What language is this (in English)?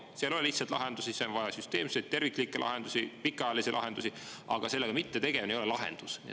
Estonian